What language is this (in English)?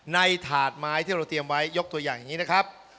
Thai